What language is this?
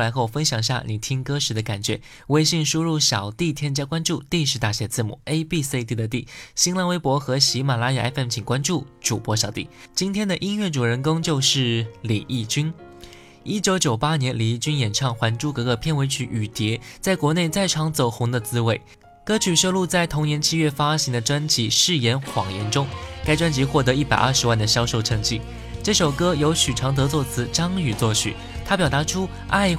Chinese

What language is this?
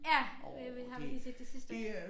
Danish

